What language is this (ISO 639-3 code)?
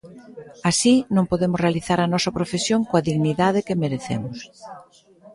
glg